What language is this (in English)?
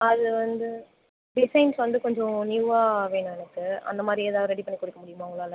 Tamil